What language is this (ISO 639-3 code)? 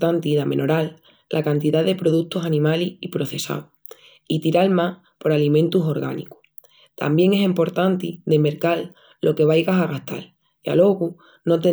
ext